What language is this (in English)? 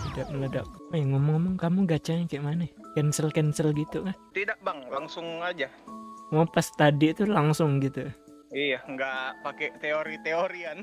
Indonesian